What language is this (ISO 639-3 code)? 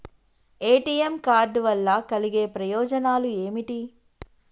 tel